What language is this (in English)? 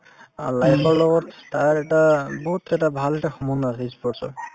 Assamese